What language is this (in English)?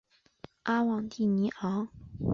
Chinese